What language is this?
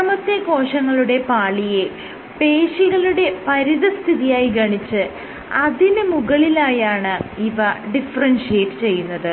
Malayalam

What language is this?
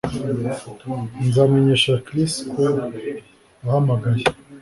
Kinyarwanda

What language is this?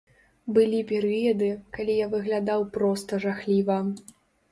Belarusian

